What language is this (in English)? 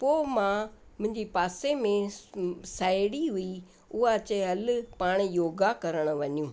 Sindhi